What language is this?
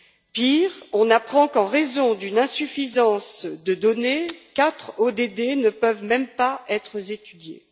French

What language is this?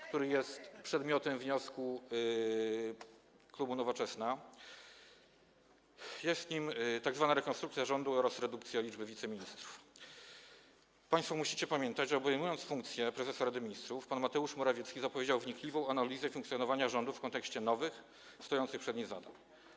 Polish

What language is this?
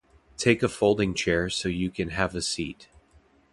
English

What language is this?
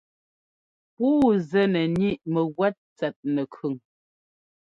Ngomba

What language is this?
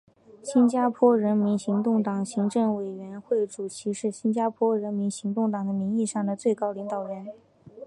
Chinese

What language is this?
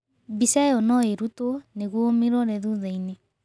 Kikuyu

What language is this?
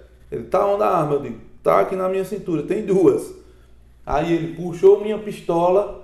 Portuguese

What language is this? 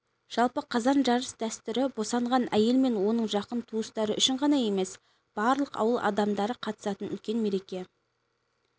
Kazakh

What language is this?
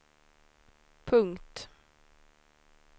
Swedish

